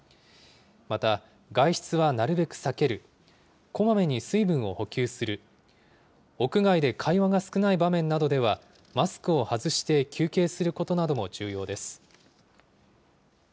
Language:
Japanese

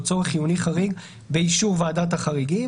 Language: Hebrew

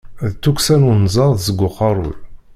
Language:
Kabyle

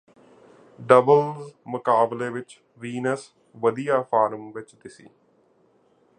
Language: Punjabi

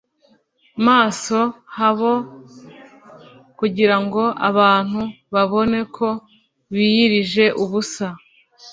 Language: Kinyarwanda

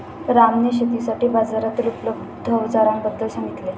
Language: Marathi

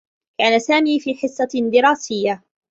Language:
Arabic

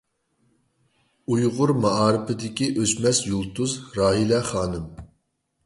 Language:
Uyghur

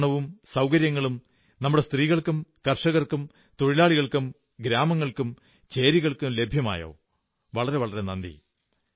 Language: Malayalam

